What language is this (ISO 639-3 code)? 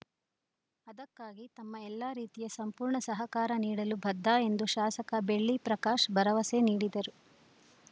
kan